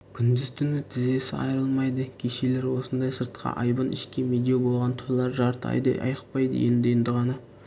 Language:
Kazakh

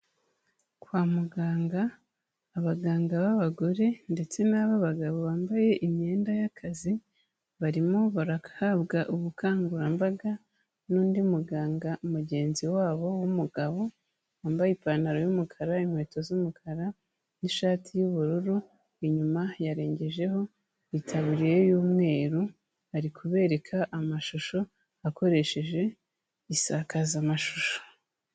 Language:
Kinyarwanda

